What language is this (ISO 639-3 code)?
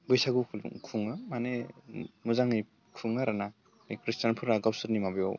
brx